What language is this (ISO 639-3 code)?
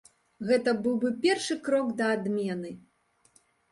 bel